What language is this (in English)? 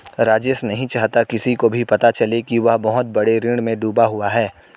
Hindi